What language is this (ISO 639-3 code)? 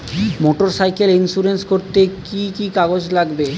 ben